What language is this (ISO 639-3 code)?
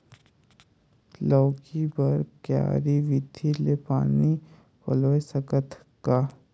hne